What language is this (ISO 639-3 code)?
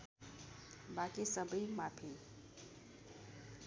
nep